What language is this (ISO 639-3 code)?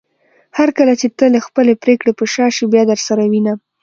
pus